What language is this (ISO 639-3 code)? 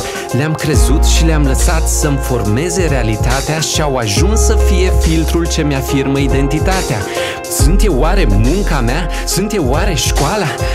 ron